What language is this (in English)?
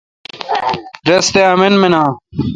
Kalkoti